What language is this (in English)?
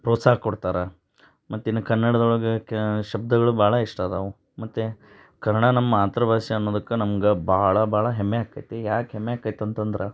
Kannada